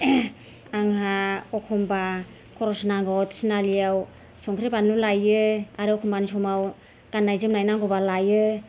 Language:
Bodo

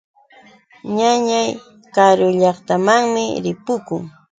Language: Yauyos Quechua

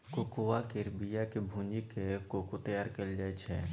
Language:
Maithili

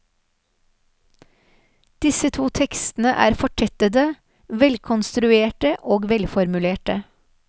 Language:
Norwegian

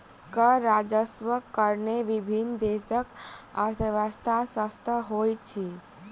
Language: Maithili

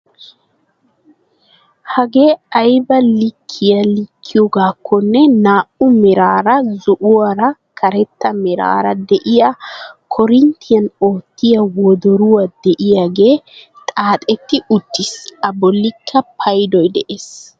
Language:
Wolaytta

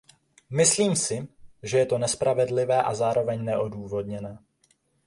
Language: Czech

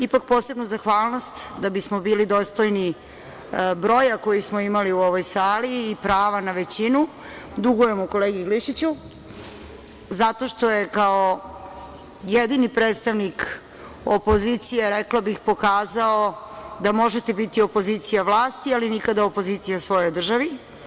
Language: Serbian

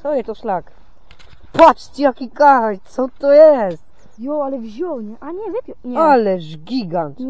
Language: Polish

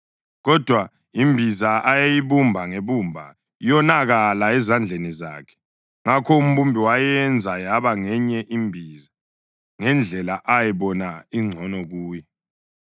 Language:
North Ndebele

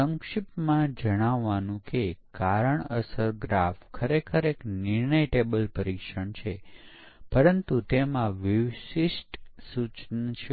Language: Gujarati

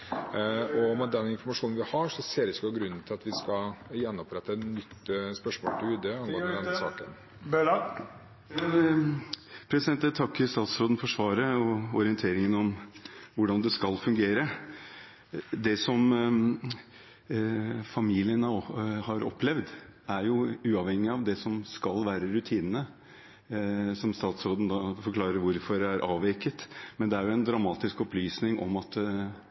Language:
Norwegian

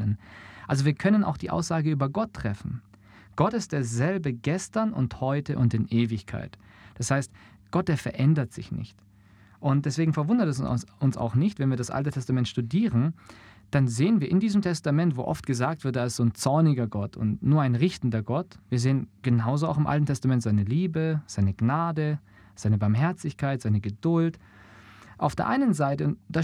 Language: German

